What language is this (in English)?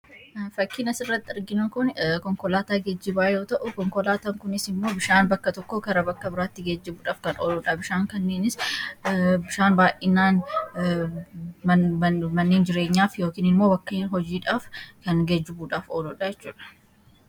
Oromo